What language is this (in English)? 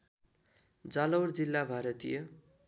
Nepali